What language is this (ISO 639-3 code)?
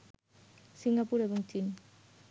ben